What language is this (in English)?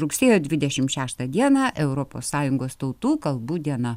Lithuanian